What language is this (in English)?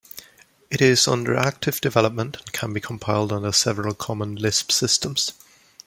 English